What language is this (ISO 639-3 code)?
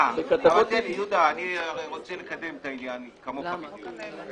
heb